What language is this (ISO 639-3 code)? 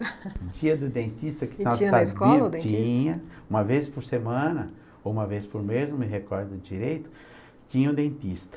por